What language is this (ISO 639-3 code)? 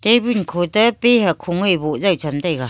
nnp